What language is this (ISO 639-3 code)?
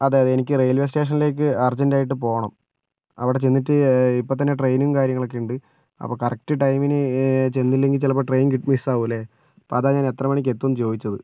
mal